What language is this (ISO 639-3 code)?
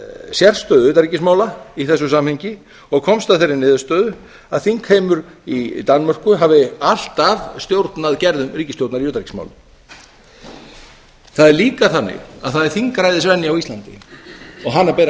isl